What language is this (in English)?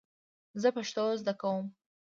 Pashto